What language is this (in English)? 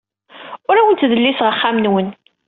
Kabyle